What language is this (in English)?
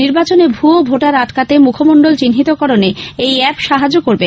Bangla